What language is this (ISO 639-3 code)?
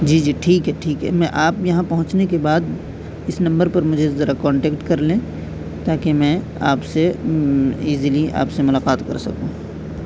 urd